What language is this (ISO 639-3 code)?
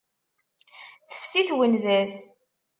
kab